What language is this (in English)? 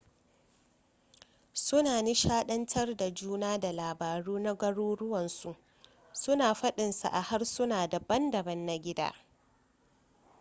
Hausa